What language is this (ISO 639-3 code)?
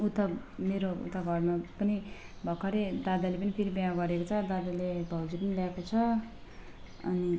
nep